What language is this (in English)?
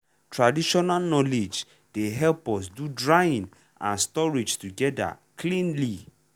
Nigerian Pidgin